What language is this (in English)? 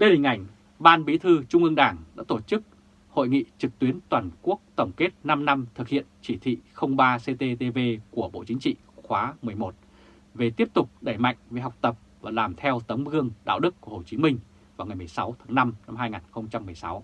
Vietnamese